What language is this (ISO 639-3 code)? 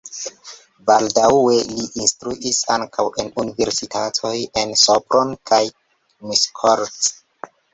epo